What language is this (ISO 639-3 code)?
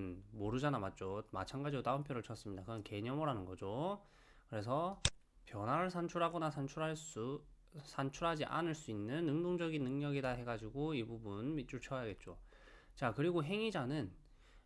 kor